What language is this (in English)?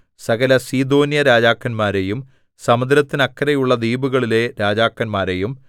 Malayalam